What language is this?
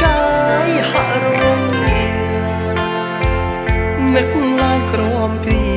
Thai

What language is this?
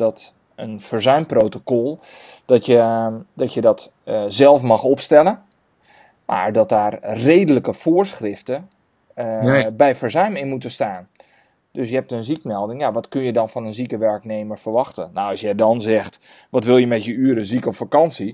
Dutch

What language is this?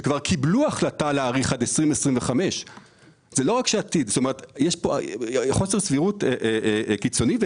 Hebrew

